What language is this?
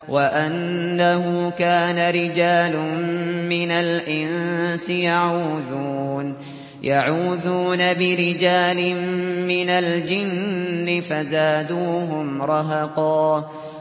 Arabic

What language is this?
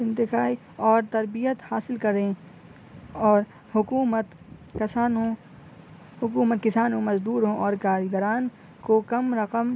Urdu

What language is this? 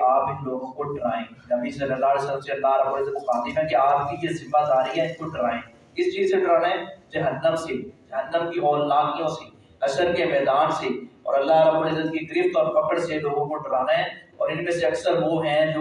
Urdu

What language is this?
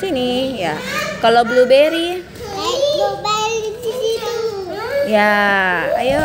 Indonesian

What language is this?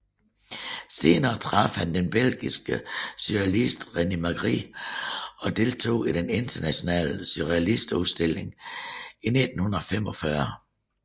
Danish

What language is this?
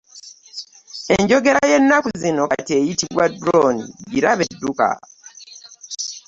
Ganda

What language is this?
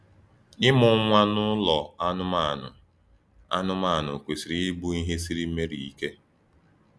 Igbo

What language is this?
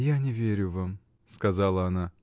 Russian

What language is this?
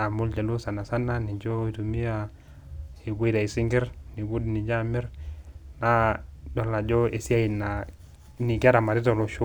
Masai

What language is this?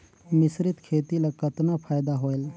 Chhattisgarhi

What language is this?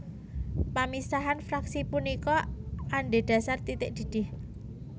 Javanese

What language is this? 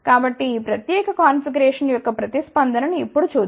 Telugu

